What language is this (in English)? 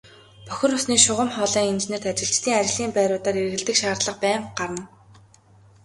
Mongolian